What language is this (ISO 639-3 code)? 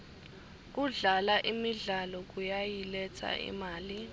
ssw